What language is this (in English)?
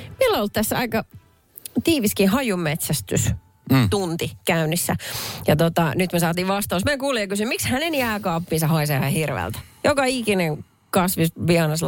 Finnish